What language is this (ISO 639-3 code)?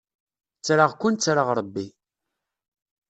kab